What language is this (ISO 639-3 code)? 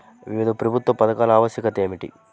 tel